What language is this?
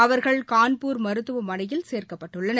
Tamil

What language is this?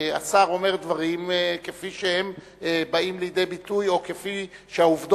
Hebrew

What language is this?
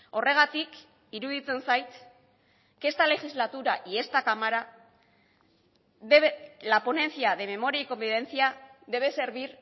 Spanish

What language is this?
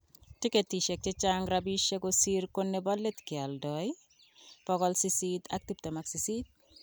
Kalenjin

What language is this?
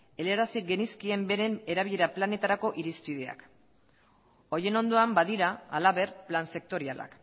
Basque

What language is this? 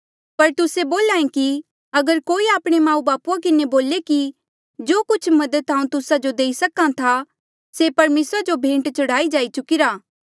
Mandeali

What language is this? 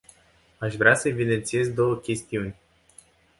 Romanian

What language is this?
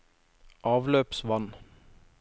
Norwegian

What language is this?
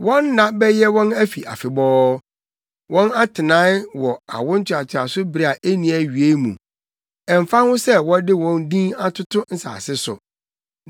Akan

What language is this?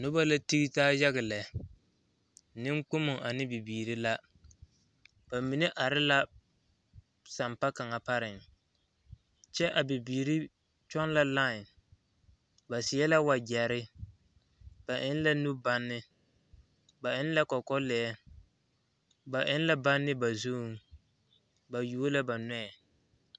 Southern Dagaare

